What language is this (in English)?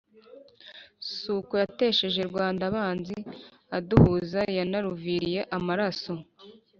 Kinyarwanda